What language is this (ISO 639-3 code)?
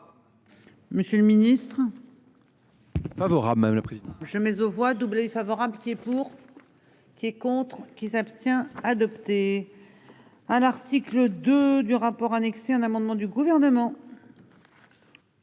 fra